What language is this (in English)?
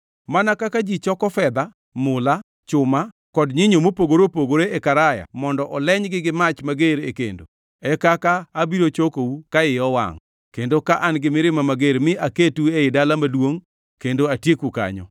Luo (Kenya and Tanzania)